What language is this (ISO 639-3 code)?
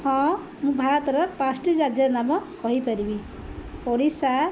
ori